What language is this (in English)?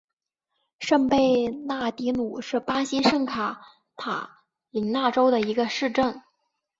Chinese